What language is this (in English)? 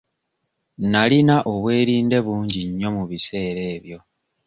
Ganda